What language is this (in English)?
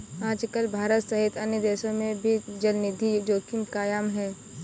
Hindi